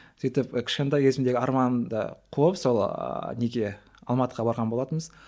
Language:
Kazakh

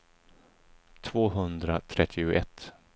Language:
Swedish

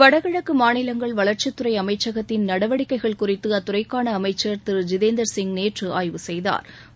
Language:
Tamil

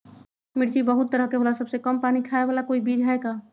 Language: Magahi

